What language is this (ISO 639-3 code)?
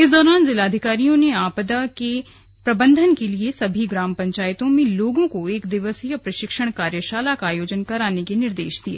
hin